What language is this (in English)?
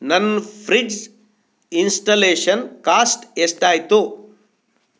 Kannada